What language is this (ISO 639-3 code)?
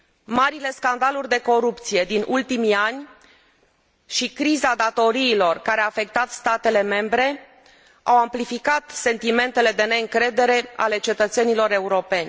ron